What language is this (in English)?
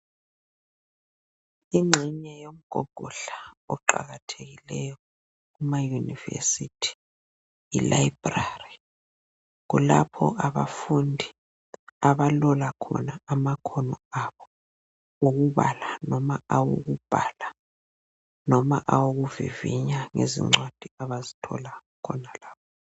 North Ndebele